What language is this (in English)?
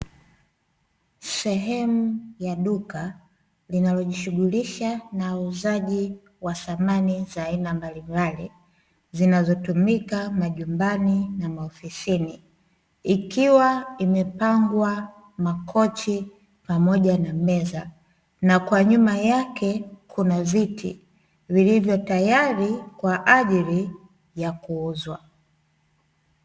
Swahili